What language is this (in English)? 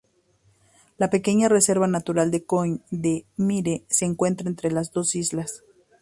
Spanish